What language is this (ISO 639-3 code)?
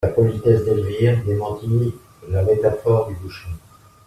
fra